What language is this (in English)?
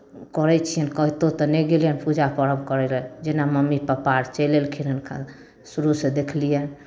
Maithili